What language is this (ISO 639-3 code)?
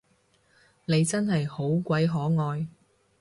yue